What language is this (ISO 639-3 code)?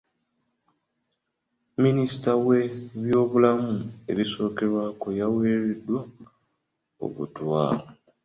lug